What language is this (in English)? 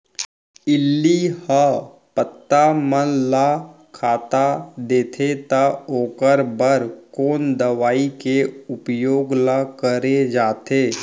Chhattisgarhi